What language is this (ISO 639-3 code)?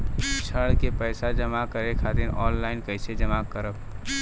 bho